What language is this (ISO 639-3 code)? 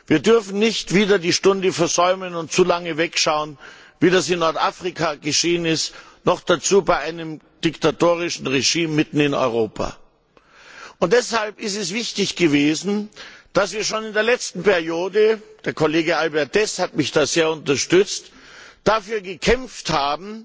deu